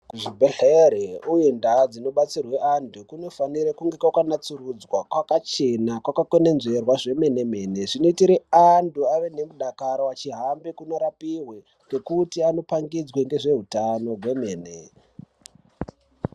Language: Ndau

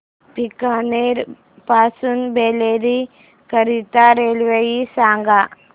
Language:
Marathi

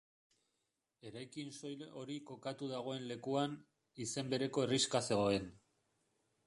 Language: Basque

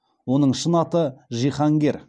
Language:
Kazakh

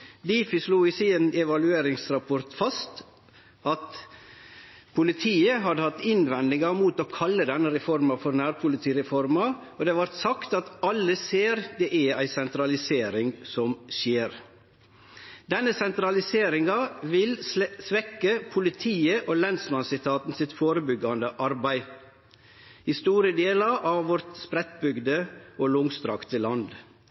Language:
Norwegian Nynorsk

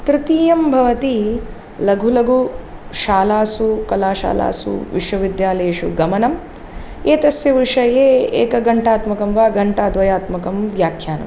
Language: Sanskrit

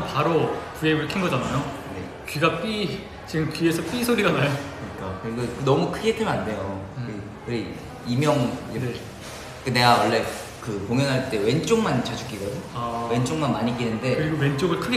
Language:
Korean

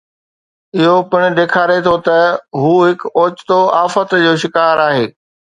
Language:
Sindhi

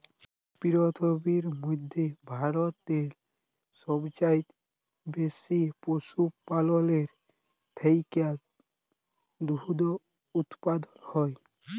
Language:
Bangla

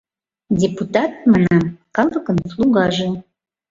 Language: Mari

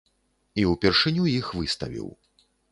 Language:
Belarusian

